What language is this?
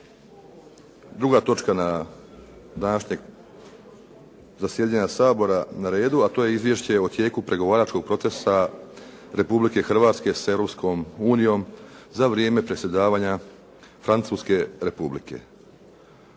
Croatian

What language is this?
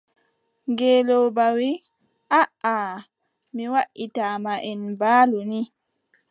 Adamawa Fulfulde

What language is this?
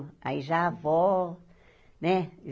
Portuguese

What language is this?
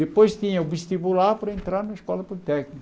Portuguese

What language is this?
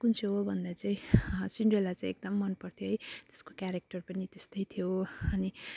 Nepali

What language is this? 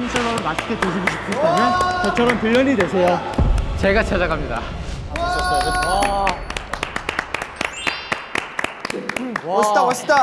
Korean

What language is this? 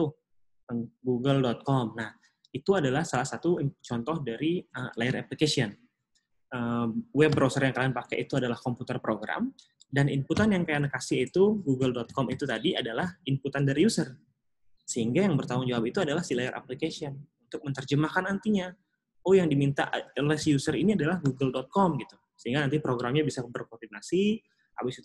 Indonesian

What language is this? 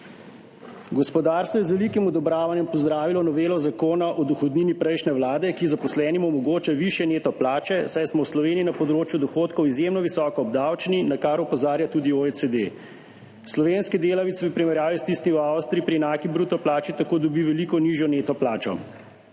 Slovenian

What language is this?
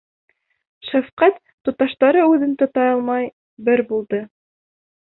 Bashkir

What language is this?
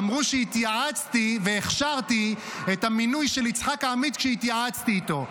Hebrew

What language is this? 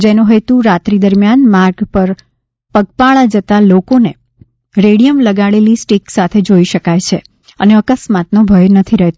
Gujarati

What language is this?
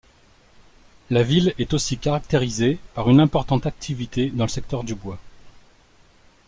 French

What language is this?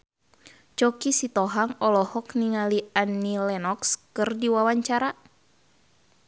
Sundanese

